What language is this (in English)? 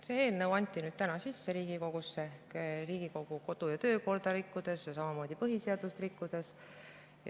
Estonian